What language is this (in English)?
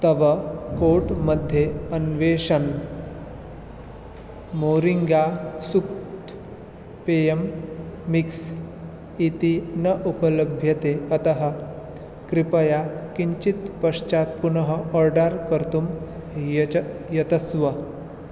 Sanskrit